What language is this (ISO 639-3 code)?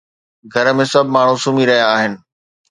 snd